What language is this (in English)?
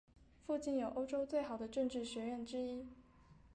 Chinese